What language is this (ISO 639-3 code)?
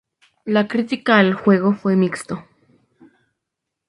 spa